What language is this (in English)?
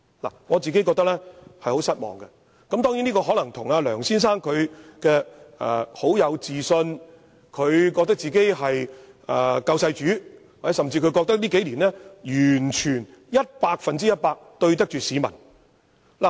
Cantonese